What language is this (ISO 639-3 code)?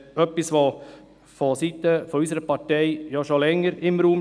gsw